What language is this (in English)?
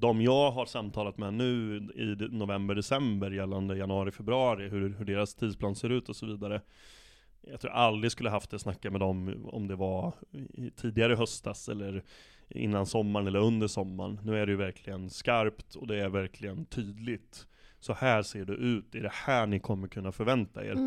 Swedish